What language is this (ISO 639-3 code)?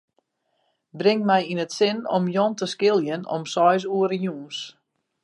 fry